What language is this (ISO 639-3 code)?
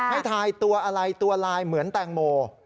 tha